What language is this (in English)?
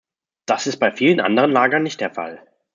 German